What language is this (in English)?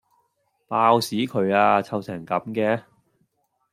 Cantonese